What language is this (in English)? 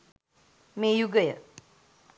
Sinhala